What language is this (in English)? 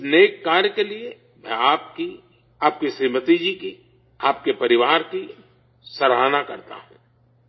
Urdu